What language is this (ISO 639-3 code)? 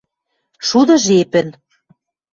mrj